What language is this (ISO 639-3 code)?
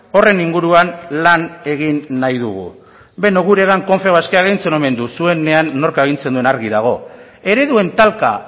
eus